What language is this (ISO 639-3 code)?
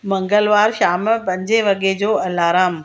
snd